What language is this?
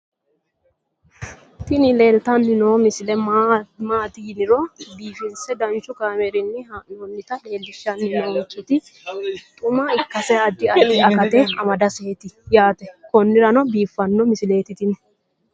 Sidamo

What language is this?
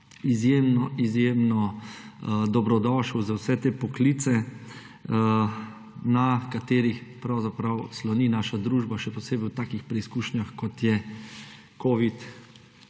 Slovenian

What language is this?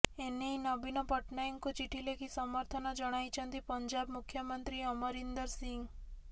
Odia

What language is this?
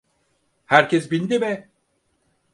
Turkish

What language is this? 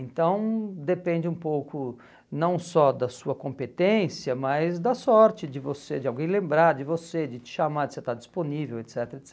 Portuguese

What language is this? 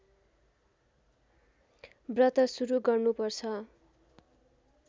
Nepali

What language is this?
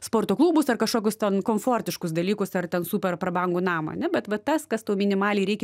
Lithuanian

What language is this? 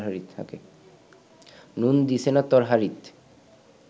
Bangla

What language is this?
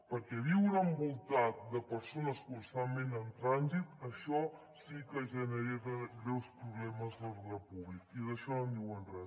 Catalan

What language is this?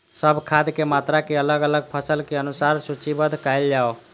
Maithili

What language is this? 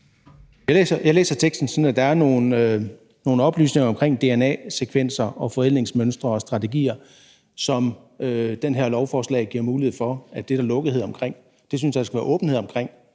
Danish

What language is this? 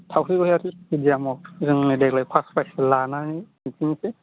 Bodo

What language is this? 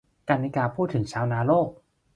Thai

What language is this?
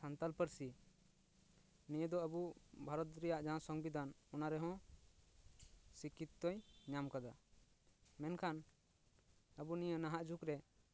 Santali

